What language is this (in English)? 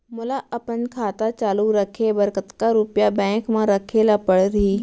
Chhattisgarhi